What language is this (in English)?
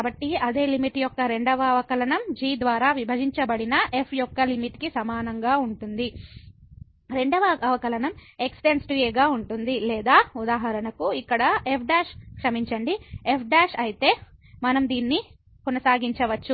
Telugu